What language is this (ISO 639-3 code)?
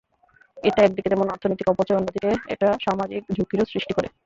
ben